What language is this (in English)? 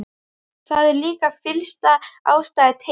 Icelandic